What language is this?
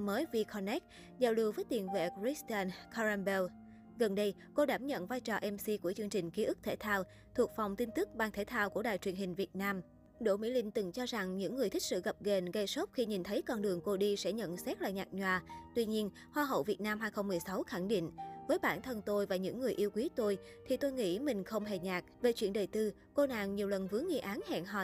Vietnamese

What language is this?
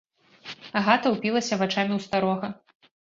Belarusian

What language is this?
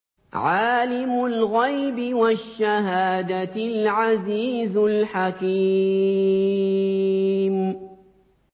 Arabic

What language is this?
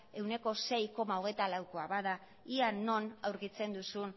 Basque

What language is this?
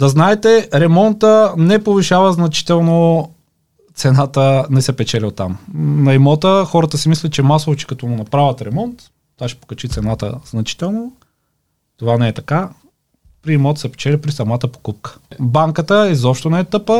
Bulgarian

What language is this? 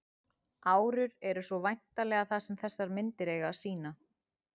Icelandic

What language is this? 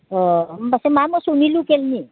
Bodo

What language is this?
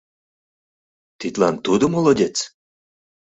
Mari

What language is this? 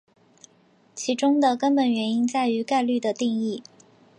Chinese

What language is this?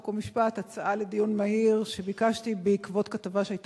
Hebrew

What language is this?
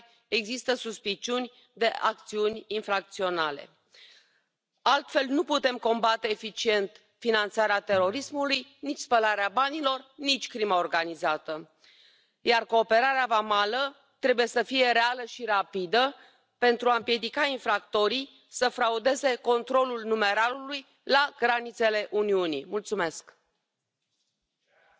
Spanish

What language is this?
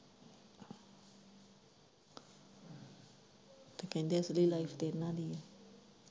Punjabi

